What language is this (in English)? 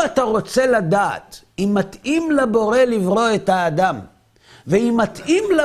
Hebrew